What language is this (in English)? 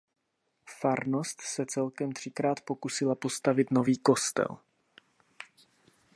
Czech